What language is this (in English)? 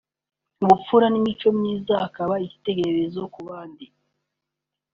Kinyarwanda